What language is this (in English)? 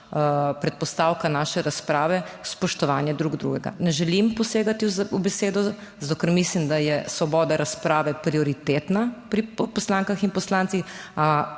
Slovenian